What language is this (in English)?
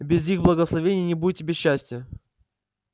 Russian